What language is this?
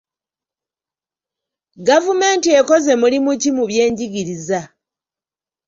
Ganda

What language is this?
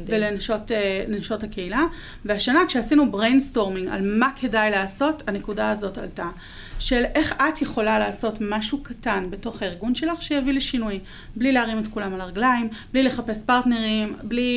Hebrew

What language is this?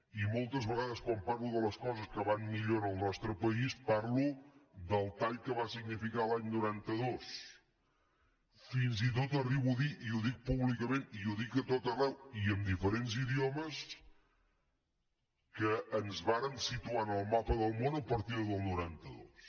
Catalan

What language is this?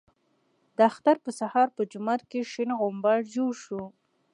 Pashto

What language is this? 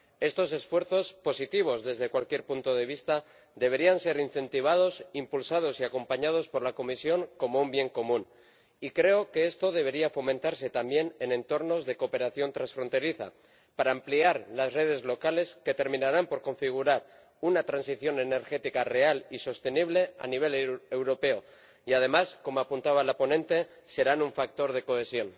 Spanish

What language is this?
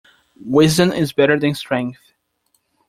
English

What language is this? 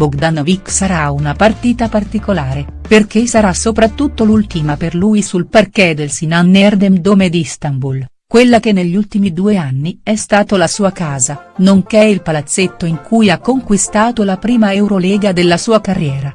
Italian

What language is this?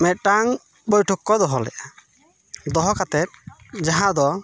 Santali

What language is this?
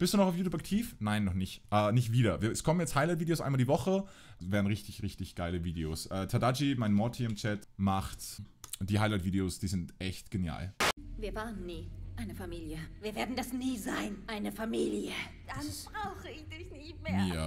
German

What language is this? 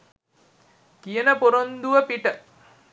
Sinhala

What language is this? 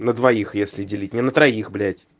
Russian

